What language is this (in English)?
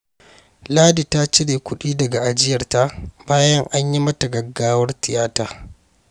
Hausa